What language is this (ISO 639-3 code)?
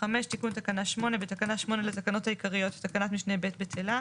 heb